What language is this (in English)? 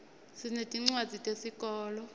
Swati